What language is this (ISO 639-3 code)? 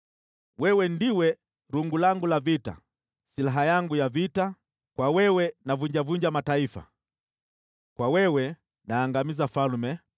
swa